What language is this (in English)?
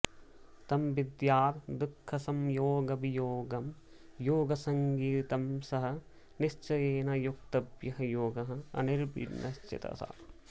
Sanskrit